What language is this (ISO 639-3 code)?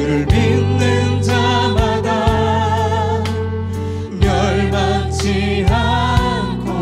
kor